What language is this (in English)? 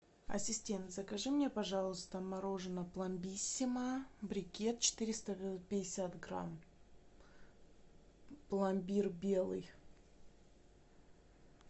Russian